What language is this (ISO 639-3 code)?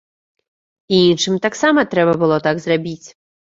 bel